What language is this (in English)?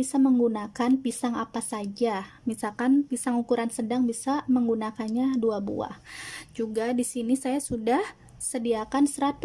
Indonesian